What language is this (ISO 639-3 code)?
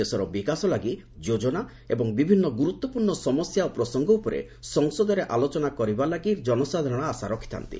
ori